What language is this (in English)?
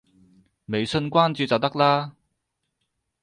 Cantonese